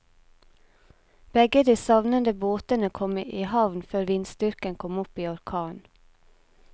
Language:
Norwegian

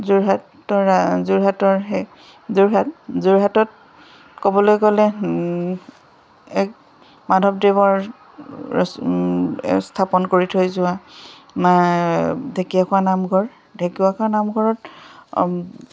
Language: Assamese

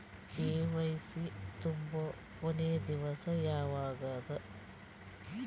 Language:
Kannada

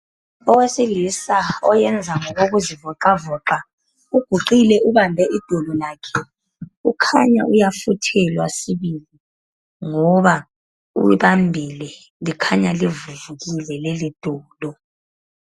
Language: North Ndebele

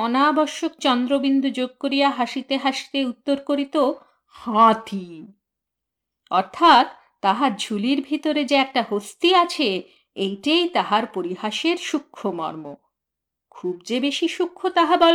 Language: Bangla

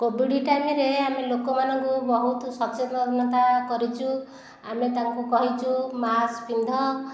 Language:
Odia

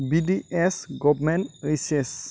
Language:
Bodo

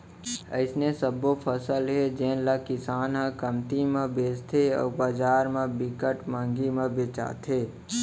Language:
Chhattisgarhi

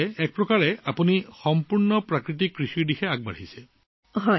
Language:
Assamese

